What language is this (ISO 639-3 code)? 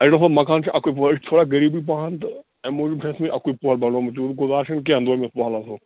kas